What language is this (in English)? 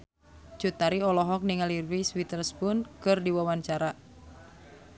Sundanese